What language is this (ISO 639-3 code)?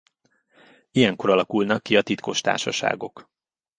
hun